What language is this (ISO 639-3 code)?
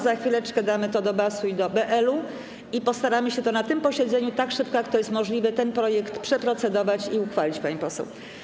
pol